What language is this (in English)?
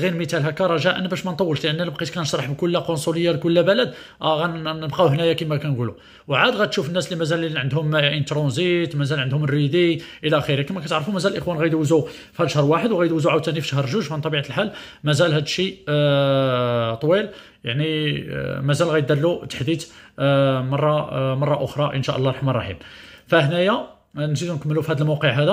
Arabic